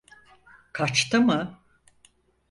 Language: Turkish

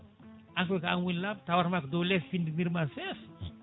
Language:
Fula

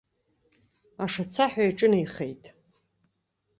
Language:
Abkhazian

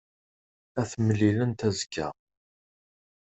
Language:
Kabyle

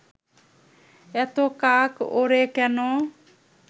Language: Bangla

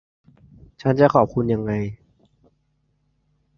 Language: Thai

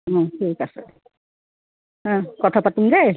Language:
Assamese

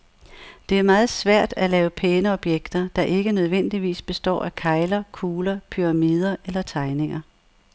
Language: Danish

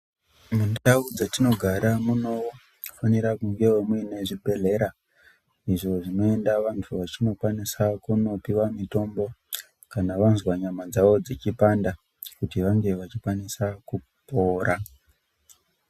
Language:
Ndau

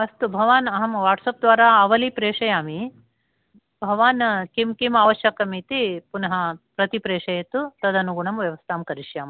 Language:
Sanskrit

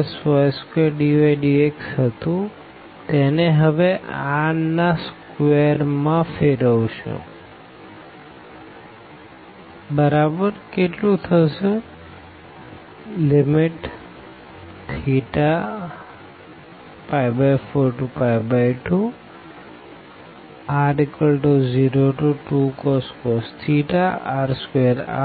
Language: Gujarati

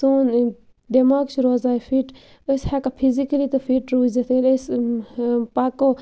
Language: Kashmiri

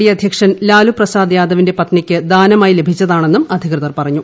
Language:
Malayalam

